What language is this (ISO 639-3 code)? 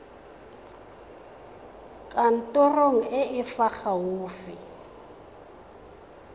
tsn